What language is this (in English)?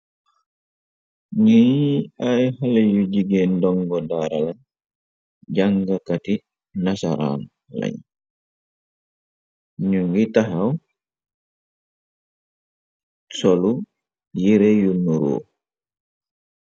Wolof